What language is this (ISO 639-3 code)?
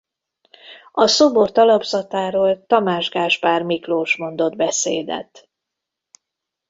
hun